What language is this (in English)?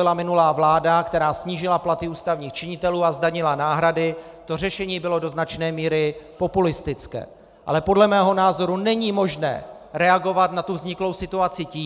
Czech